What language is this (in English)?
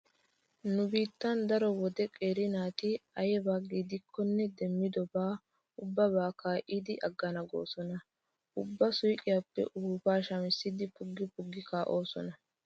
Wolaytta